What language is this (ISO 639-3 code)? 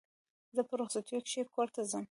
pus